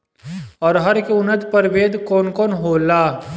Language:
Bhojpuri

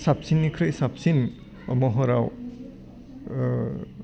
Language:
Bodo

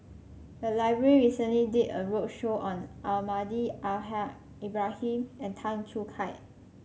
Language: English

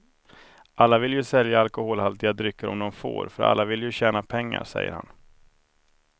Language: Swedish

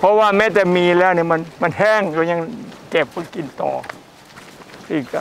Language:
Thai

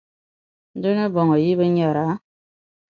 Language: Dagbani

